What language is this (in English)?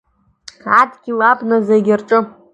Abkhazian